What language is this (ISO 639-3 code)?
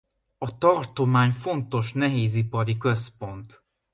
hun